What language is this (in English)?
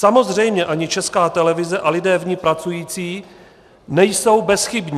Czech